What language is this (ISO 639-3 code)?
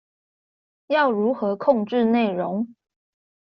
zho